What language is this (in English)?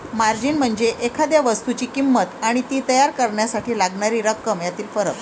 Marathi